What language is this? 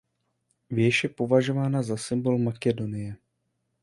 Czech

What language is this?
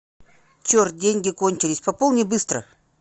Russian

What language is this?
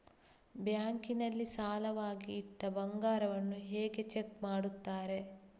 Kannada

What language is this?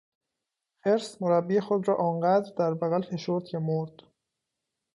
Persian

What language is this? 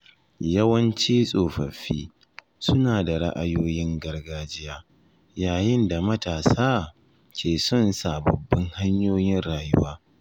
Hausa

